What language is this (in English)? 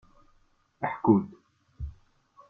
Kabyle